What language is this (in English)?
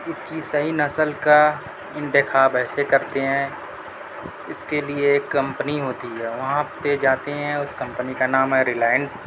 Urdu